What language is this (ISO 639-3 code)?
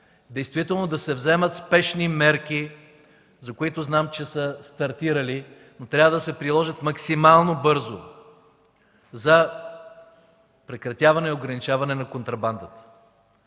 bul